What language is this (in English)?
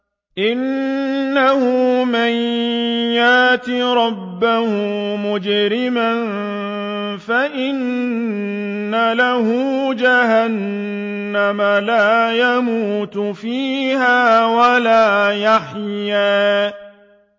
Arabic